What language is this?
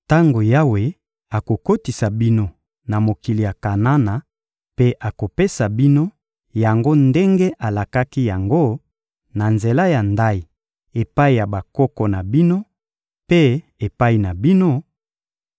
Lingala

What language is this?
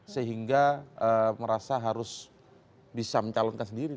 Indonesian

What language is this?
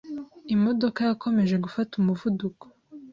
Kinyarwanda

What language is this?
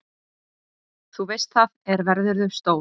Icelandic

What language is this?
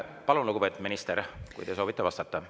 Estonian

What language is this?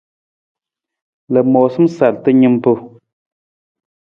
Nawdm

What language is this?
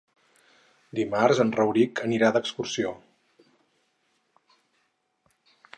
Catalan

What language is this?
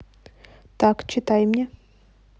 Russian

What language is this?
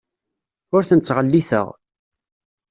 Kabyle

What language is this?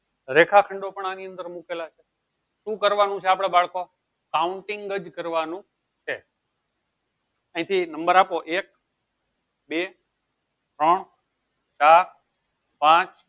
Gujarati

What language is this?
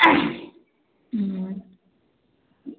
Maithili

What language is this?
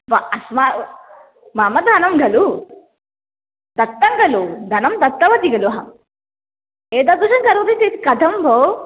Sanskrit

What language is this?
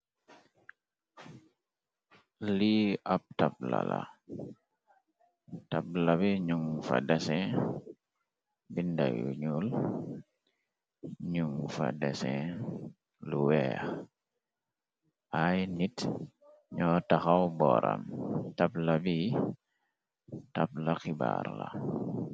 Wolof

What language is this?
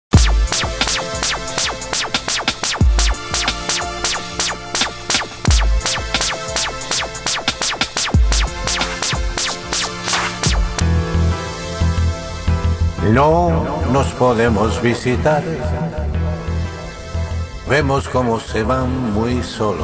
Spanish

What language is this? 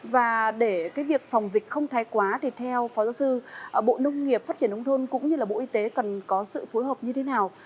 Vietnamese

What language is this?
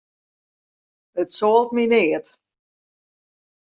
Western Frisian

